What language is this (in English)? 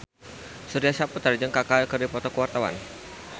Sundanese